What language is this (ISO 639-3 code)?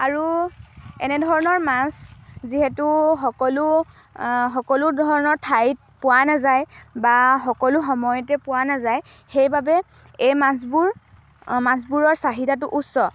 asm